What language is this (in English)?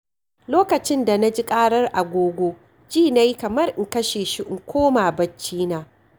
Hausa